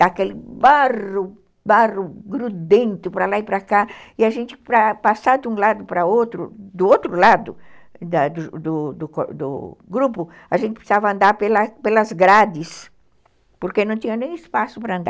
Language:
Portuguese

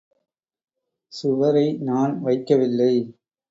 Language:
Tamil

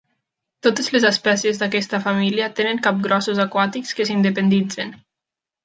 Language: Catalan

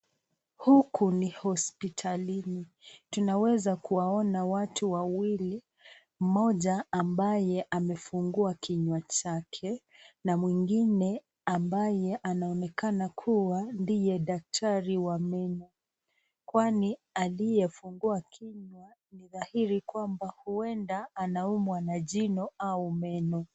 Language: Swahili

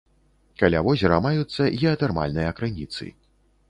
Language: Belarusian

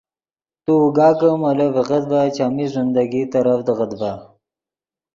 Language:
Yidgha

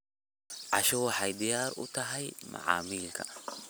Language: Somali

